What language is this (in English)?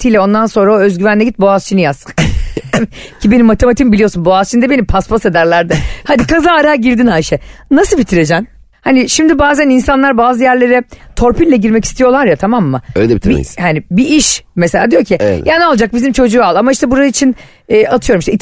Turkish